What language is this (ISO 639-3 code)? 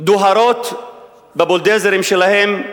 heb